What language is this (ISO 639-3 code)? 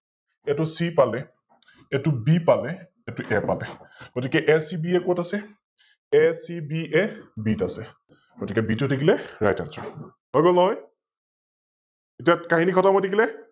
asm